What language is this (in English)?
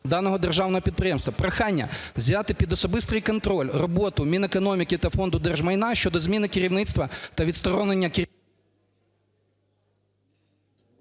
Ukrainian